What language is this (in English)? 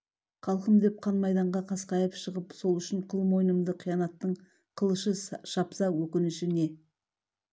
Kazakh